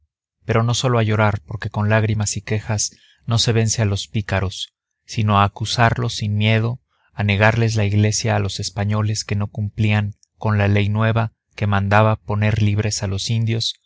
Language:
Spanish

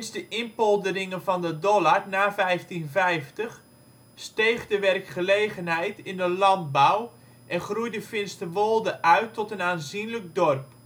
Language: Dutch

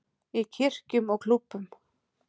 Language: Icelandic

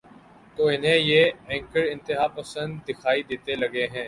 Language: Urdu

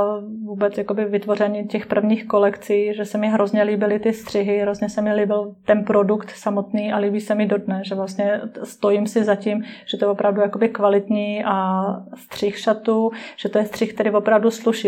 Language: Czech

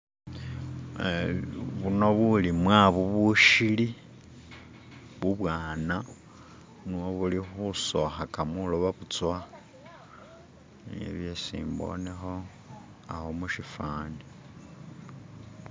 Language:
Masaaba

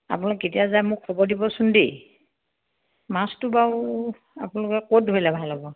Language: Assamese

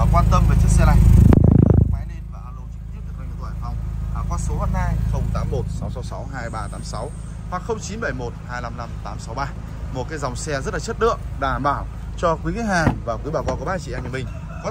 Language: Vietnamese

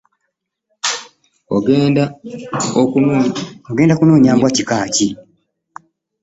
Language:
Ganda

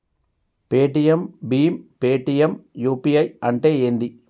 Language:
Telugu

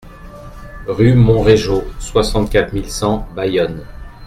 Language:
French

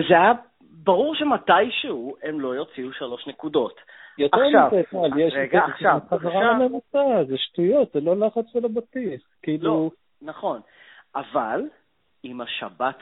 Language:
Hebrew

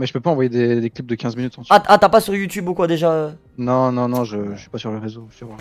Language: French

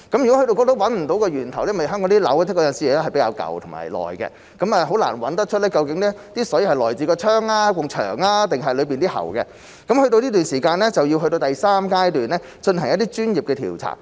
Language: Cantonese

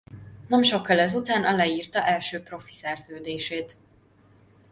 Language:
Hungarian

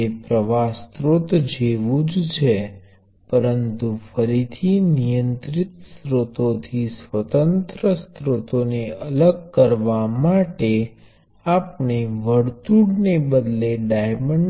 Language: Gujarati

